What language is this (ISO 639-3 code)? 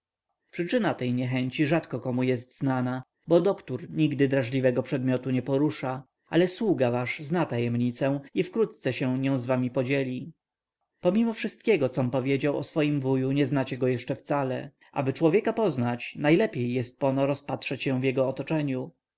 pol